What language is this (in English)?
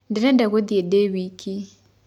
Kikuyu